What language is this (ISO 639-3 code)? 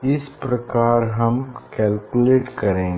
hin